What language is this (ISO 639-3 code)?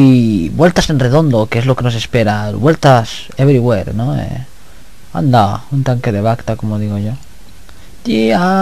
spa